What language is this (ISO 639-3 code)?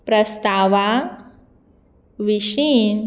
kok